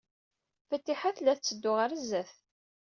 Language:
Kabyle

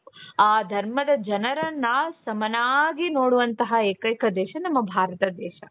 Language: Kannada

